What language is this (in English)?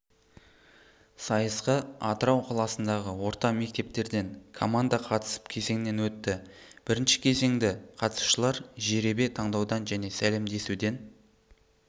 Kazakh